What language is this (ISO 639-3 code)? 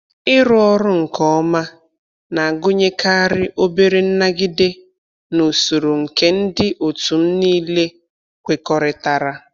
ibo